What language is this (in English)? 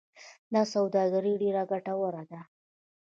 Pashto